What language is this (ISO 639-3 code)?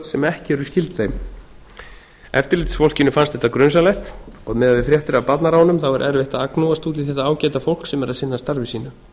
isl